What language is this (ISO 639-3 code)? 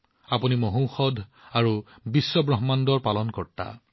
asm